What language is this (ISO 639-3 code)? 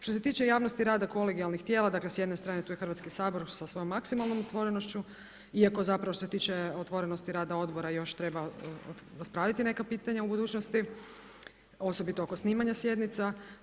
hrv